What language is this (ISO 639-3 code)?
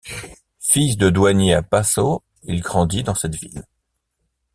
fra